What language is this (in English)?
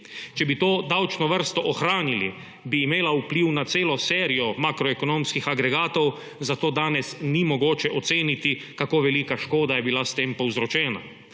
Slovenian